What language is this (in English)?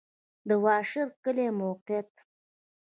Pashto